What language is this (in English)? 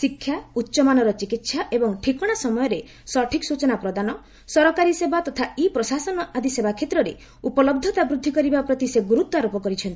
Odia